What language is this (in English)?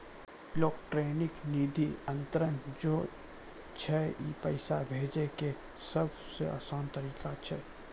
Maithili